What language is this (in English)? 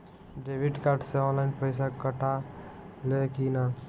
Bhojpuri